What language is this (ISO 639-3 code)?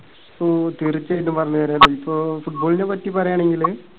mal